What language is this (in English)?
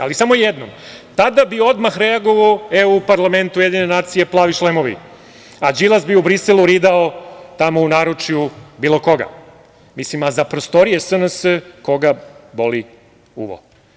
Serbian